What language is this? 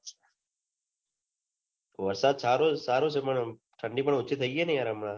Gujarati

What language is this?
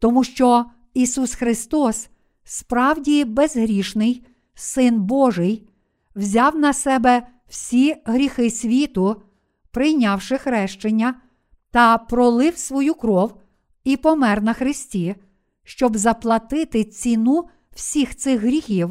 Ukrainian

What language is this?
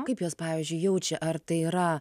Lithuanian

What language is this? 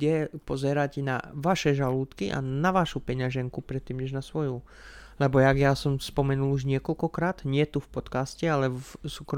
Slovak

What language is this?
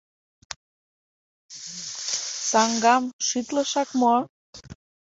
Mari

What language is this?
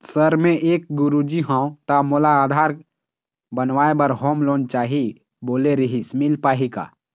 Chhattisgarhi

